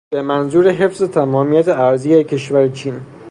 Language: Persian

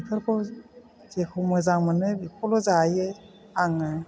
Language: Bodo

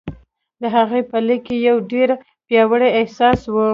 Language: Pashto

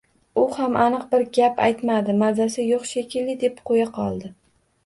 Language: Uzbek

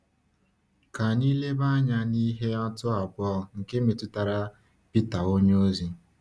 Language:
Igbo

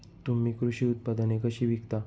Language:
Marathi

